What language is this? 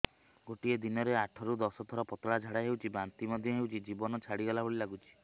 Odia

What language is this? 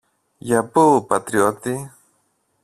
Greek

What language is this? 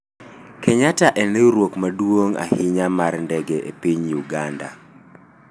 Luo (Kenya and Tanzania)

